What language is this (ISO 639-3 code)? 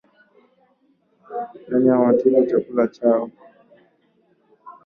swa